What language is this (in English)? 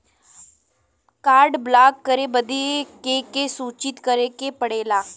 Bhojpuri